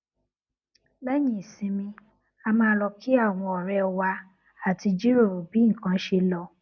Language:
Yoruba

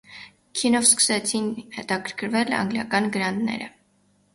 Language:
Armenian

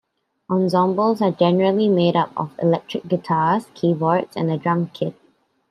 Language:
English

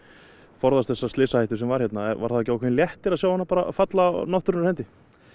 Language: Icelandic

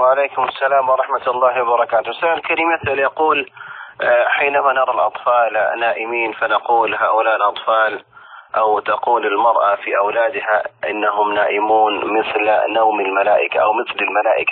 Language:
Arabic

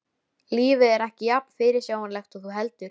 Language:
Icelandic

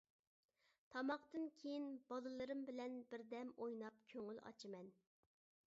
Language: Uyghur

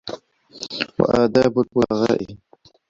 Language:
Arabic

